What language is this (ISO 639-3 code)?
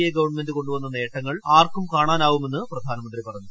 mal